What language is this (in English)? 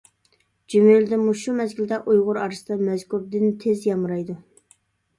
Uyghur